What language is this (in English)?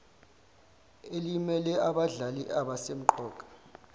Zulu